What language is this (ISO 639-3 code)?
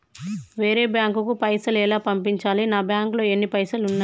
tel